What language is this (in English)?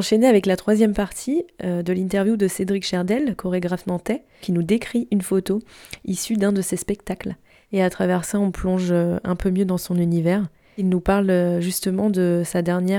French